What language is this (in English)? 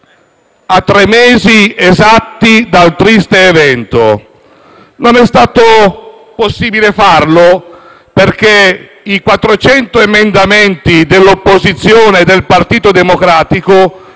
Italian